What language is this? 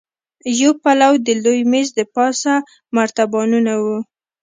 Pashto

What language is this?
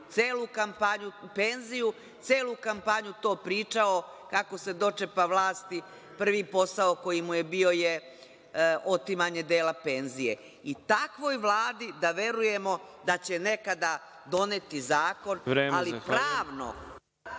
Serbian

